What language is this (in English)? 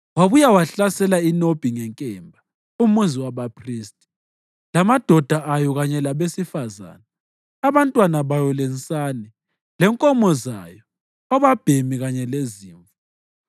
North Ndebele